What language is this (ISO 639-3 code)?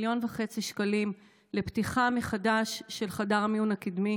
heb